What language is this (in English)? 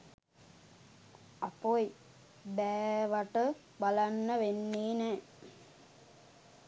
Sinhala